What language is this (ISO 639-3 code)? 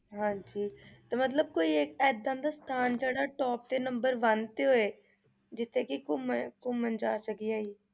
pan